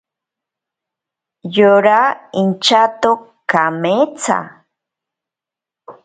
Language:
Ashéninka Perené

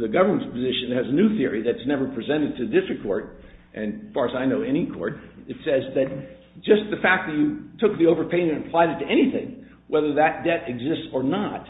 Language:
English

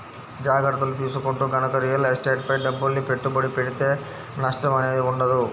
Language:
Telugu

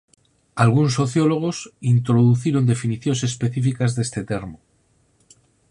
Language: Galician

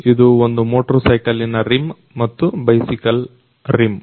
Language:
Kannada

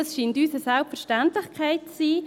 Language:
Swiss German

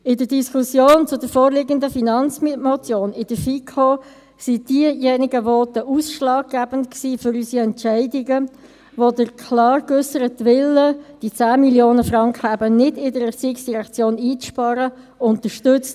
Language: Swiss German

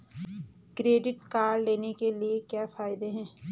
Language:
Hindi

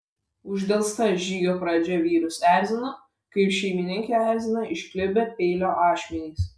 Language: Lithuanian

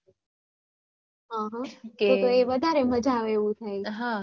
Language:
Gujarati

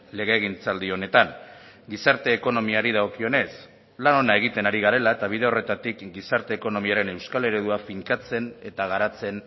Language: Basque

